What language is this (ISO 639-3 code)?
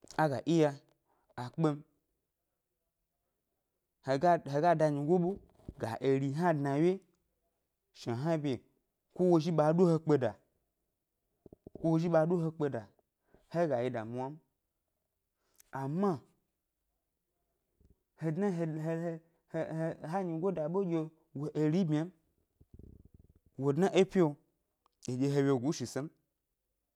gby